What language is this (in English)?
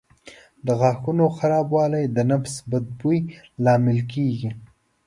Pashto